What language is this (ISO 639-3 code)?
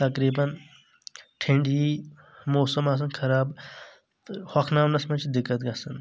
kas